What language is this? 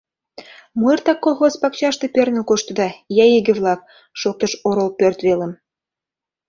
Mari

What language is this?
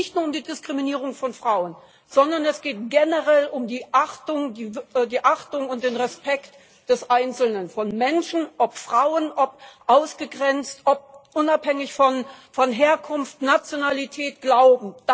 German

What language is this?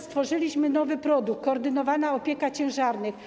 Polish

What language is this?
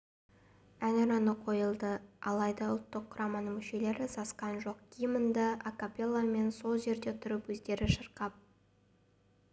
Kazakh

